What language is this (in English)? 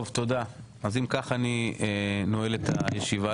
Hebrew